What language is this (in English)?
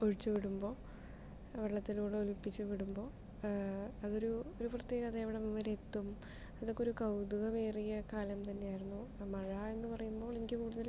Malayalam